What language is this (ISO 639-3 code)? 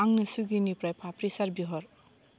brx